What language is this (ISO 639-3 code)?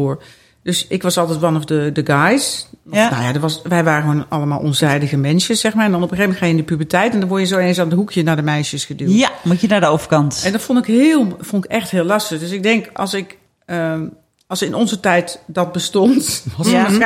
nld